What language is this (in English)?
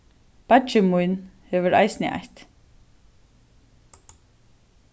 Faroese